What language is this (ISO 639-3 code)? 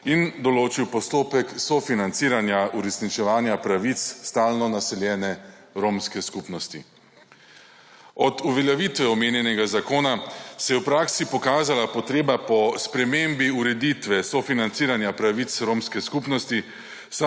slv